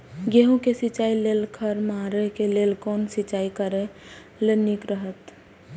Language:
Maithili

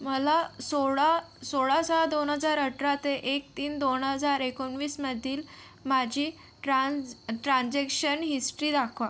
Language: Marathi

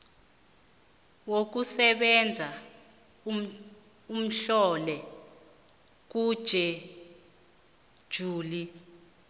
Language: South Ndebele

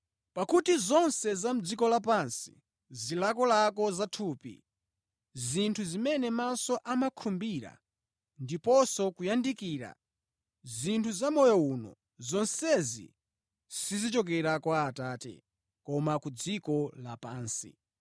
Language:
Nyanja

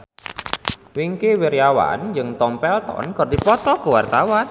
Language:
Sundanese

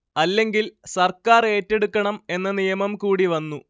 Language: Malayalam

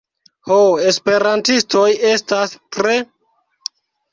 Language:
Esperanto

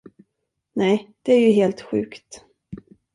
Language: Swedish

